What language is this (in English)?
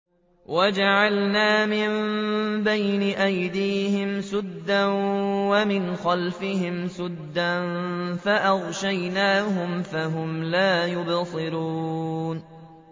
Arabic